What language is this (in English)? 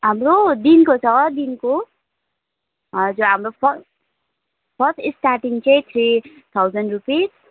Nepali